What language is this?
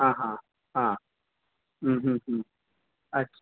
Urdu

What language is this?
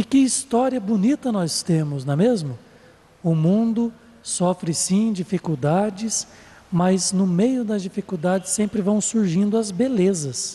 Portuguese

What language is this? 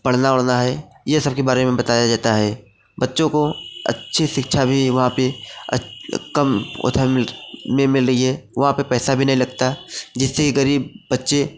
Hindi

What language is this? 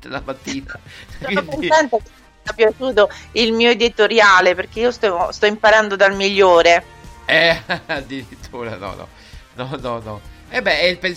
Italian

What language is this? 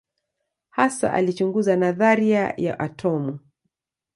Swahili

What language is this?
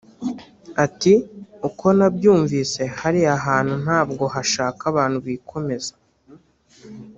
Kinyarwanda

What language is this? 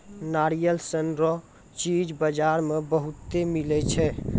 Maithili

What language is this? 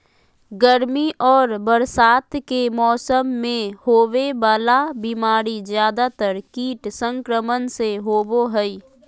Magahi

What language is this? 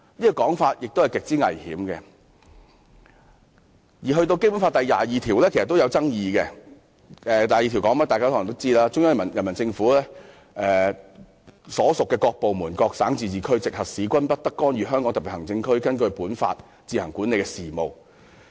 Cantonese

